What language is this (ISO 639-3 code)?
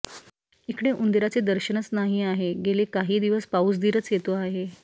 mar